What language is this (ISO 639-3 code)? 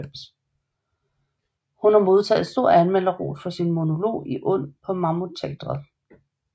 dan